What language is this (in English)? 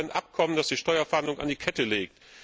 German